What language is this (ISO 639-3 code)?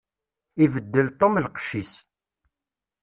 kab